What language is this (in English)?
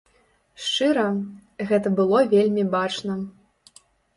Belarusian